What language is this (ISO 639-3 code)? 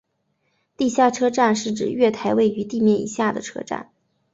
zho